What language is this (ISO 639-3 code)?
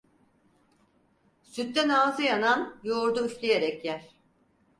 tur